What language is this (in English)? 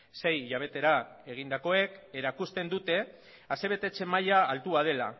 Basque